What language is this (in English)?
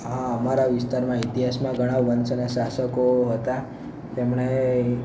Gujarati